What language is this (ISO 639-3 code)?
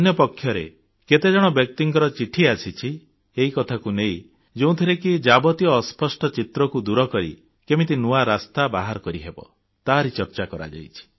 ori